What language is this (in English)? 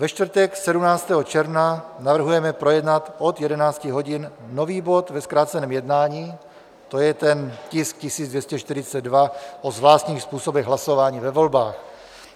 Czech